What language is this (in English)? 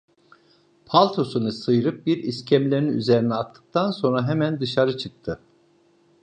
Turkish